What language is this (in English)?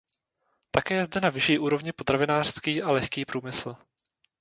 Czech